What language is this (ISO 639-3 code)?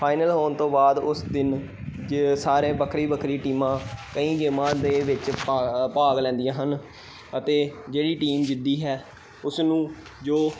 pan